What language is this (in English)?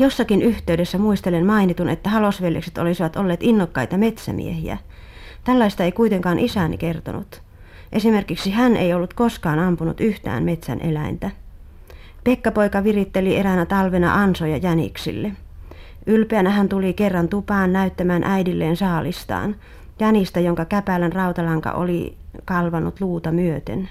Finnish